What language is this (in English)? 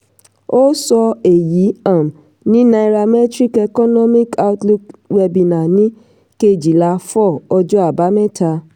Yoruba